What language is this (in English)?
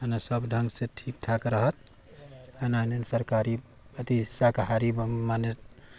Maithili